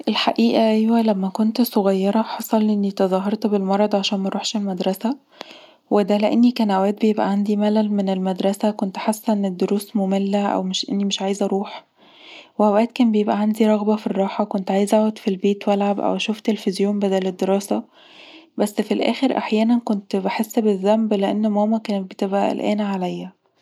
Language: Egyptian Arabic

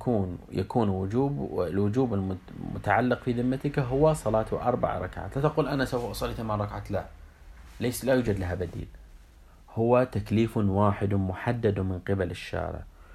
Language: Arabic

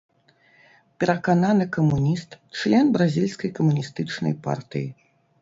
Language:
Belarusian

